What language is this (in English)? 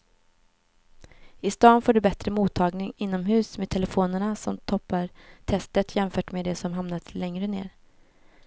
Swedish